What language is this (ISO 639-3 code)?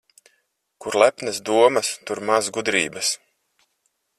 lav